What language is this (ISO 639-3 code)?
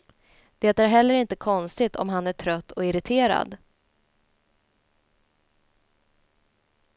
swe